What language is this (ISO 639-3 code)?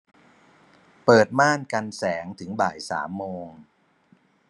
tha